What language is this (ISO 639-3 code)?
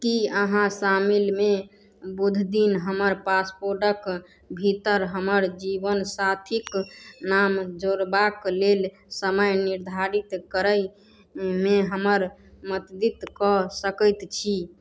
mai